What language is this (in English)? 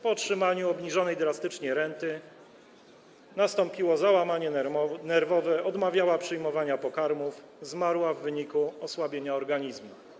Polish